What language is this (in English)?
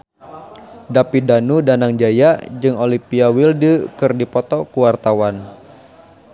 Sundanese